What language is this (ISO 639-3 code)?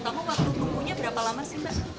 ind